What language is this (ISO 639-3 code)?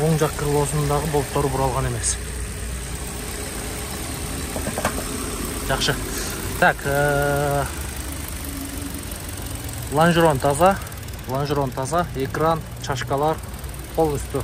tur